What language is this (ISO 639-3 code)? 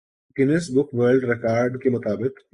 urd